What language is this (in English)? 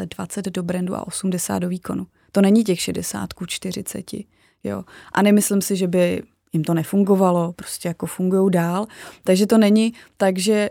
Czech